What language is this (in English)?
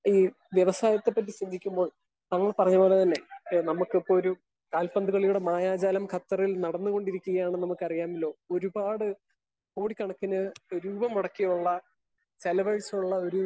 Malayalam